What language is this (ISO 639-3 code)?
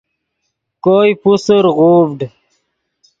ydg